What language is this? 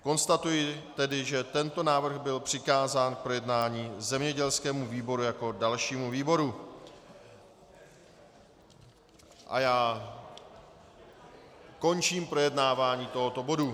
Czech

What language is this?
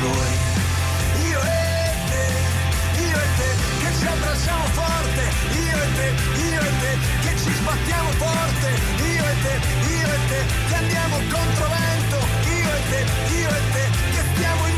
Italian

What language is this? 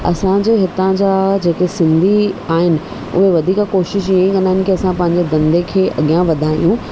Sindhi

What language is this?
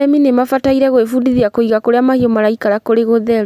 Kikuyu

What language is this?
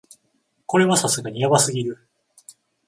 Japanese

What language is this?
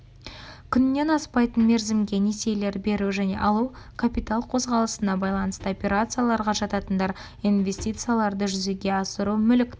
Kazakh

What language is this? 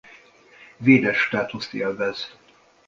Hungarian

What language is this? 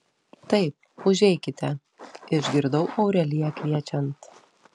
Lithuanian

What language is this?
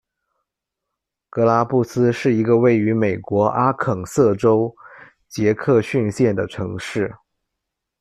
Chinese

